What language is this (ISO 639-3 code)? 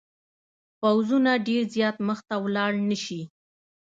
pus